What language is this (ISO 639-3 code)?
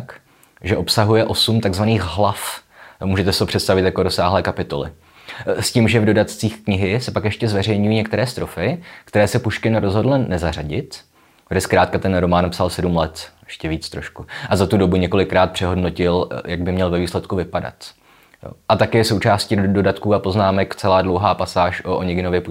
ces